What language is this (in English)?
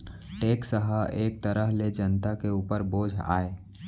Chhattisgarhi